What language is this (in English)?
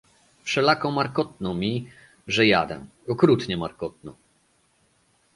Polish